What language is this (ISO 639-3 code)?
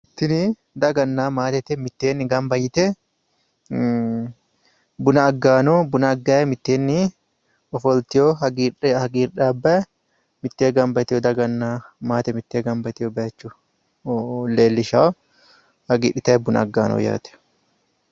sid